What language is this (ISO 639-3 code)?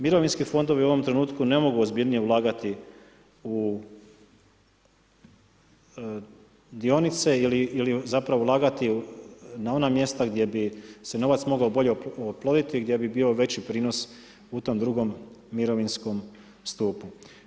hrv